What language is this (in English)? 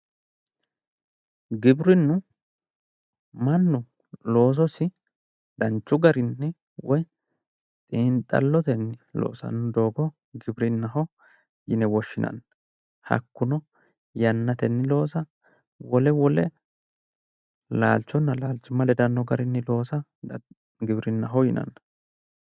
Sidamo